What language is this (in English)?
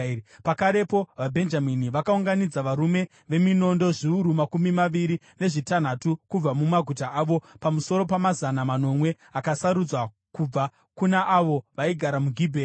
Shona